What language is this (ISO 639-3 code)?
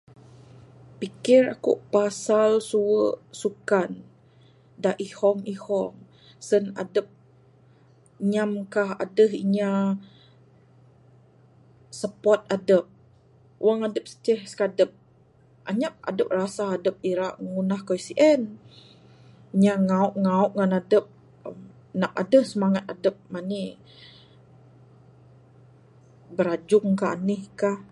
sdo